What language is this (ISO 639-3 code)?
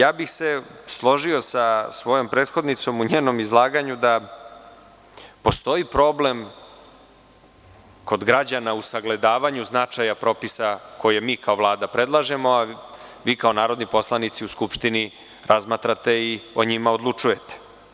srp